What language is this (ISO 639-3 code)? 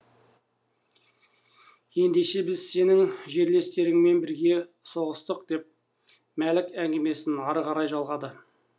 kaz